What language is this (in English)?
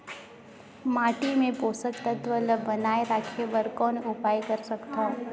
Chhattisgarhi